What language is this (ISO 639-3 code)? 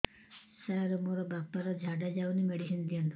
ori